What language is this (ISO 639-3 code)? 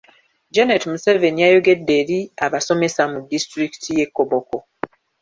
lug